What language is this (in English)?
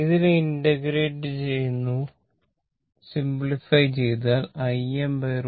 Malayalam